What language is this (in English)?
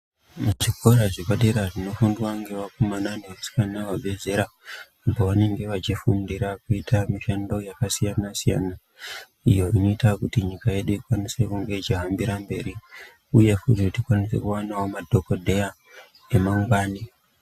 Ndau